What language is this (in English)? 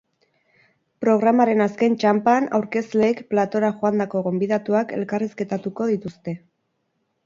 Basque